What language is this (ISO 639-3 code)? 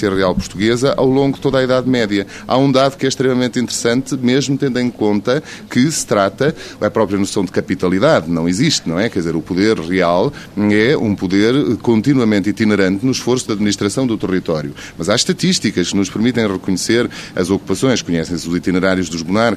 por